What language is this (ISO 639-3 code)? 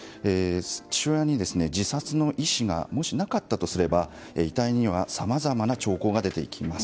jpn